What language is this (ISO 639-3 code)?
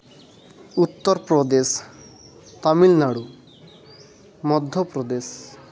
sat